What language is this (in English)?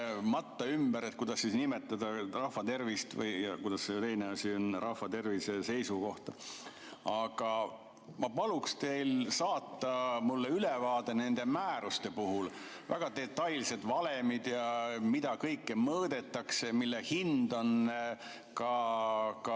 Estonian